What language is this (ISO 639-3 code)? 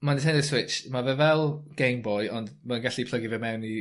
cym